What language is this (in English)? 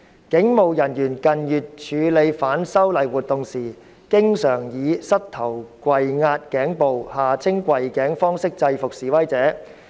Cantonese